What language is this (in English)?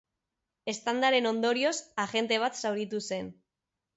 Basque